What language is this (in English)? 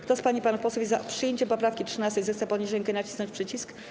Polish